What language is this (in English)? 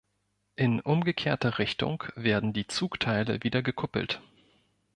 German